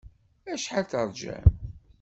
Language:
Kabyle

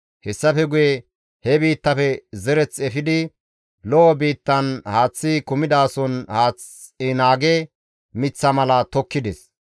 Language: Gamo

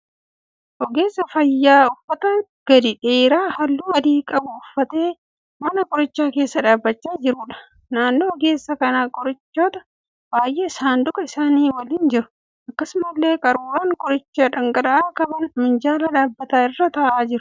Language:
Oromo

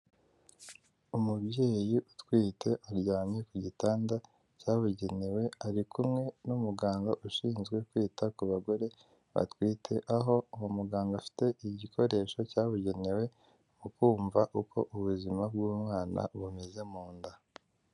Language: Kinyarwanda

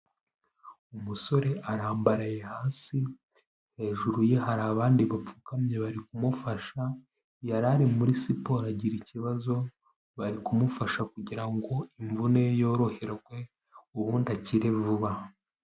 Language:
Kinyarwanda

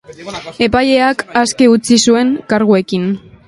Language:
Basque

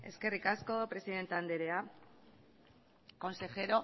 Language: Basque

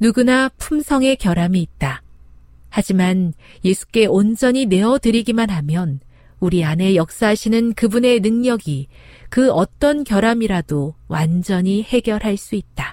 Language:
Korean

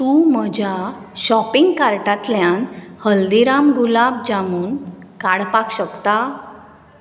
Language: Konkani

